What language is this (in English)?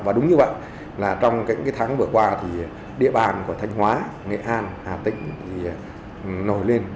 Vietnamese